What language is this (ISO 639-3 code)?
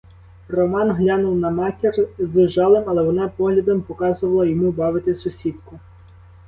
ukr